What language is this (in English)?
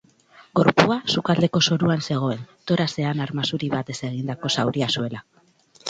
Basque